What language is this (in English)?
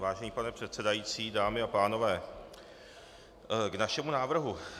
Czech